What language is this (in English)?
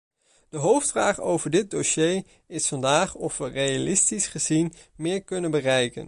Dutch